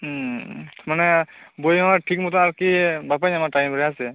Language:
Santali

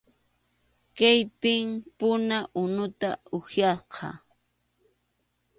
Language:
Arequipa-La Unión Quechua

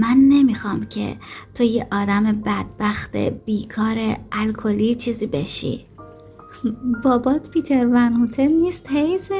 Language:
Persian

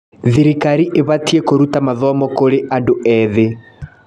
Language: Kikuyu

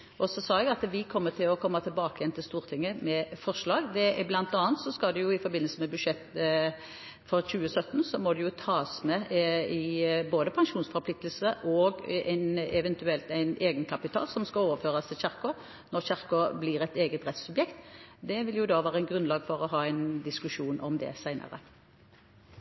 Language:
Norwegian Bokmål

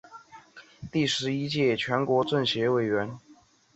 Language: Chinese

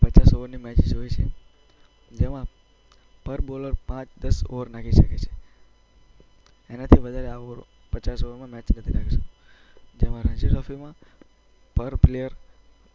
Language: Gujarati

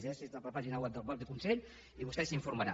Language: Catalan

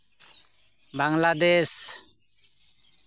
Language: Santali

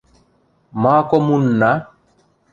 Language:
Western Mari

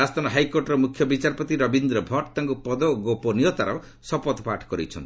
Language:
Odia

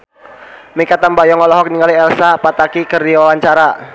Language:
Sundanese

